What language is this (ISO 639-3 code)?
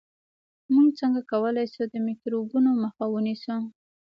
pus